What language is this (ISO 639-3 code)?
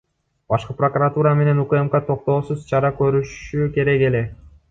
kir